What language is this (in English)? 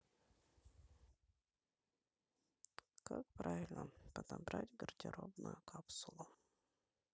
Russian